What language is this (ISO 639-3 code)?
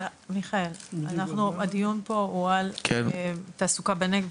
heb